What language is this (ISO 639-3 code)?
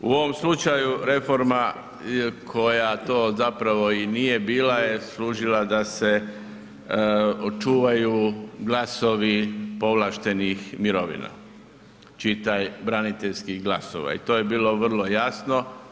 hrv